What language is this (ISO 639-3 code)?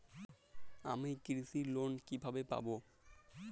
ben